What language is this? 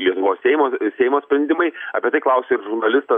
Lithuanian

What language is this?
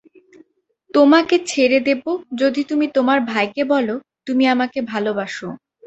Bangla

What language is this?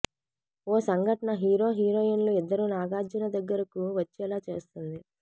Telugu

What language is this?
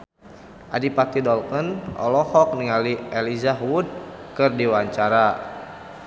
Sundanese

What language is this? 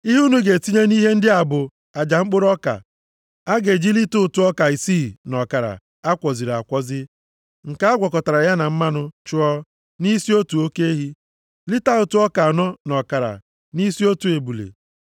Igbo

